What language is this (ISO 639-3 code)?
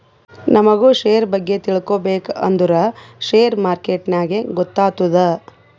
kan